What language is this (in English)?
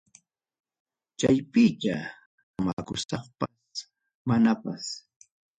Ayacucho Quechua